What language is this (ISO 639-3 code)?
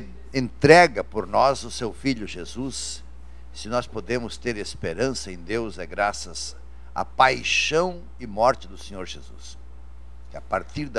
por